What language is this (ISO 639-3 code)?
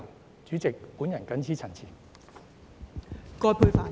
yue